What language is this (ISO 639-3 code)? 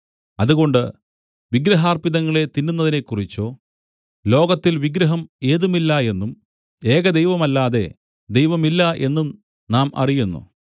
mal